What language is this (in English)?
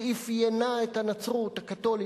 Hebrew